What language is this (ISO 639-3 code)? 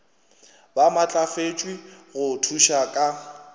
nso